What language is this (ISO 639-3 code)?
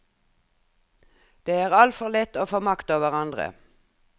nor